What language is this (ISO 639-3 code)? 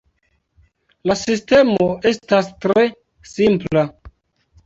epo